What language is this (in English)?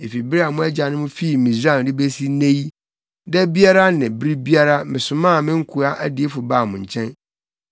Akan